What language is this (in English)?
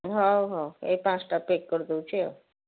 Odia